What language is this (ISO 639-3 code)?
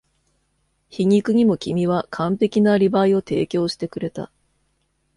jpn